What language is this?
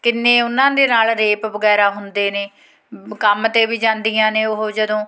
Punjabi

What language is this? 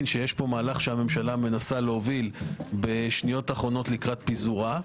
Hebrew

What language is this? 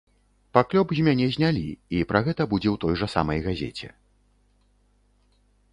Belarusian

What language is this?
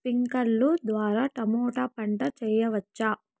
Telugu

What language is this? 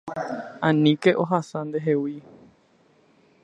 Guarani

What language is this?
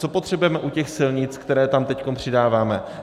Czech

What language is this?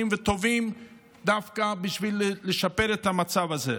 Hebrew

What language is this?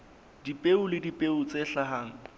Southern Sotho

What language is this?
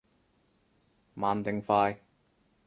Cantonese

